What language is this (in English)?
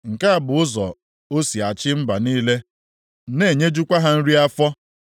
Igbo